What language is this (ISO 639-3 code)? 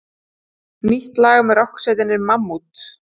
isl